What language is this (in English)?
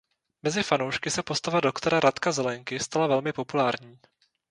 Czech